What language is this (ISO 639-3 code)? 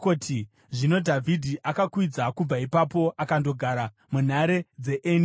sna